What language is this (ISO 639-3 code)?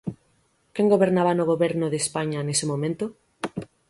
glg